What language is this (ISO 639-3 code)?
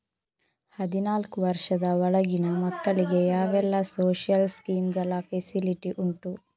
kan